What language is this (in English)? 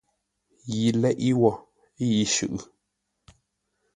Ngombale